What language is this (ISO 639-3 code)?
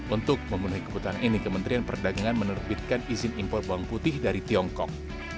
ind